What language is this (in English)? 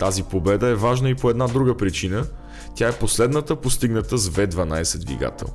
Bulgarian